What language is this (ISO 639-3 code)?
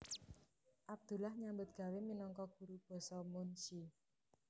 jav